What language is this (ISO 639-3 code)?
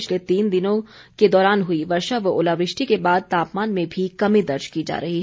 hin